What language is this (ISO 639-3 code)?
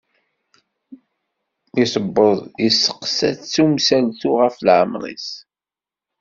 kab